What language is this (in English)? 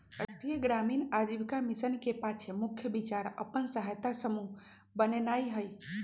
Magahi